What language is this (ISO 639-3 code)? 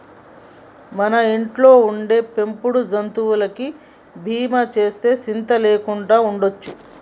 tel